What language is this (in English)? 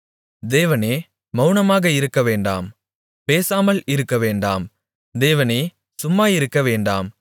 Tamil